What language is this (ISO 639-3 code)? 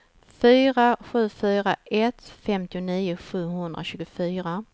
swe